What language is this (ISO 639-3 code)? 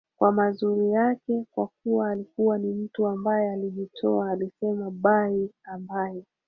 swa